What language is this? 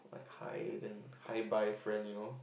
English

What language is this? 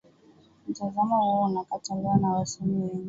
Swahili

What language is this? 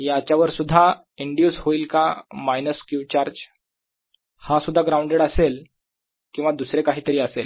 Marathi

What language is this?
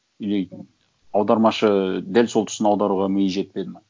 Kazakh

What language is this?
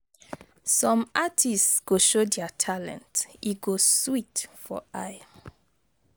Nigerian Pidgin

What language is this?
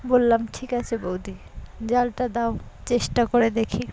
Bangla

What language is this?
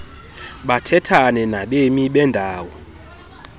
Xhosa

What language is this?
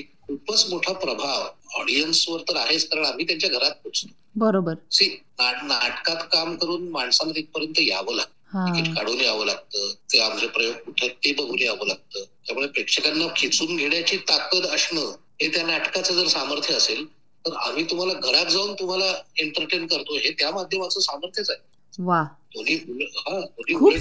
Marathi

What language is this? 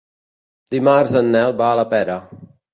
Catalan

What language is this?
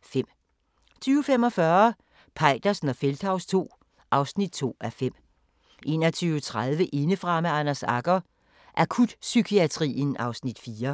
Danish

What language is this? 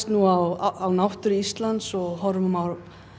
Icelandic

